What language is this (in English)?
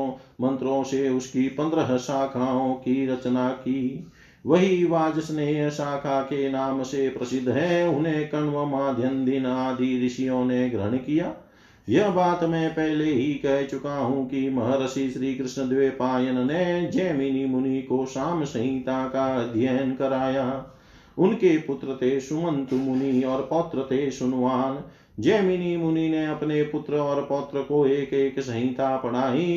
Hindi